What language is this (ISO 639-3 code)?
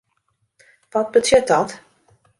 fry